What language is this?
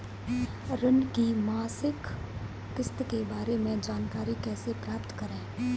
Hindi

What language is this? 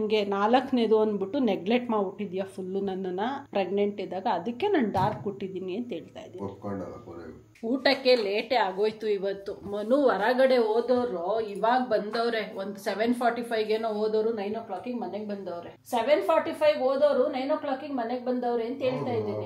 Kannada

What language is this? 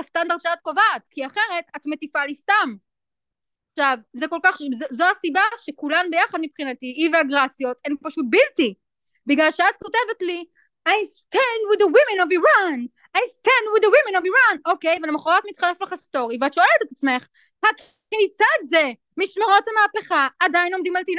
Hebrew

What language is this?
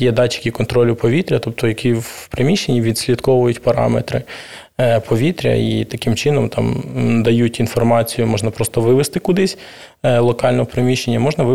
Ukrainian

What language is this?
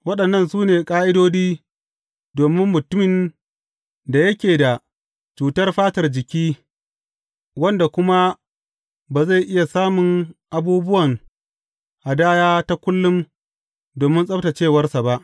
Hausa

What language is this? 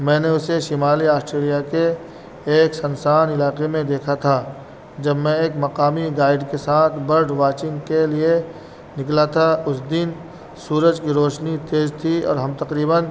Urdu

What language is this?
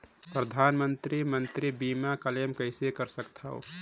Chhattisgarhi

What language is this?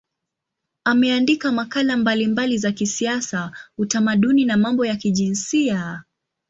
Swahili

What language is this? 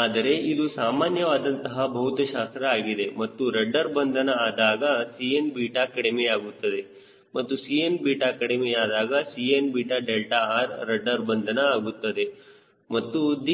Kannada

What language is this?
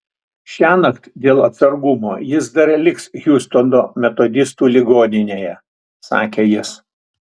Lithuanian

